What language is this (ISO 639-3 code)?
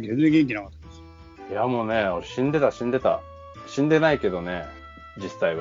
jpn